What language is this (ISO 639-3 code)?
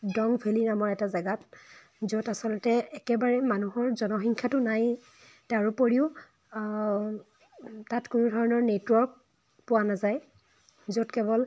asm